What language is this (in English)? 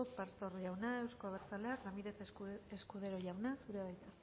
Basque